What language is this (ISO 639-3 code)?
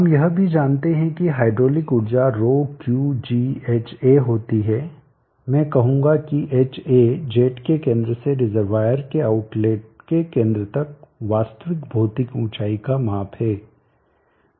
hin